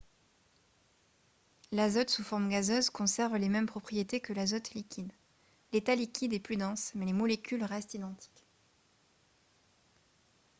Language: French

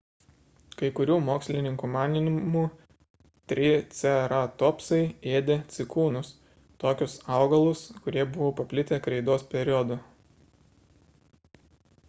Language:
Lithuanian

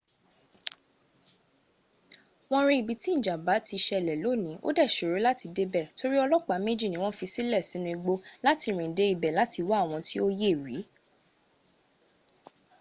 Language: Yoruba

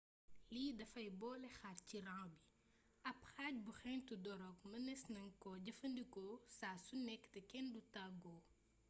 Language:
Wolof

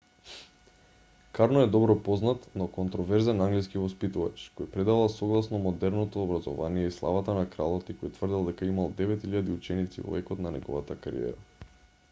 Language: Macedonian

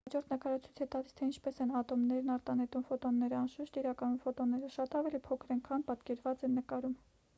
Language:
Armenian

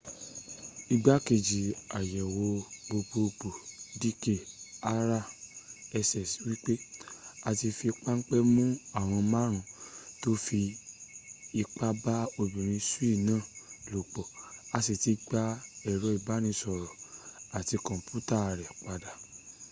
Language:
Yoruba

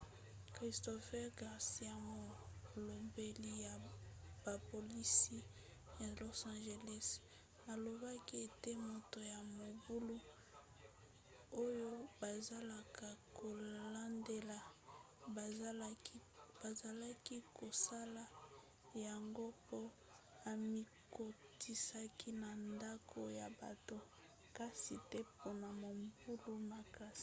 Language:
Lingala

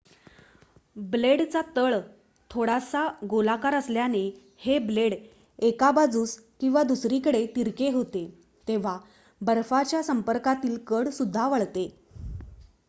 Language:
Marathi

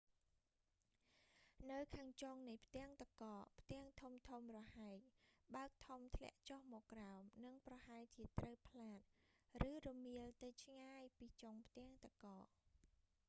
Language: Khmer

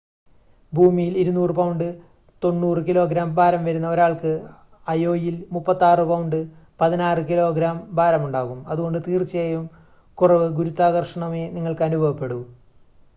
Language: Malayalam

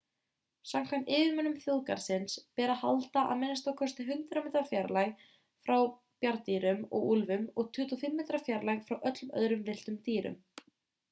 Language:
Icelandic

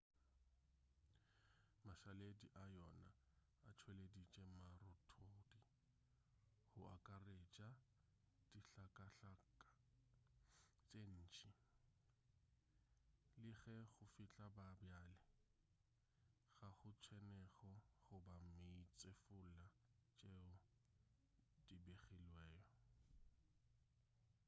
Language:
Northern Sotho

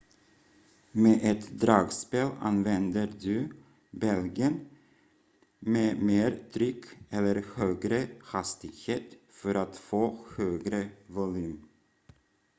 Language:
Swedish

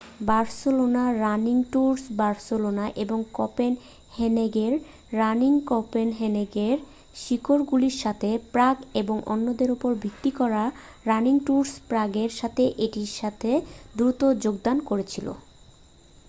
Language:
Bangla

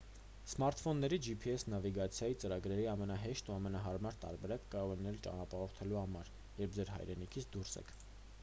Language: Armenian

